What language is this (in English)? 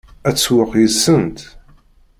Kabyle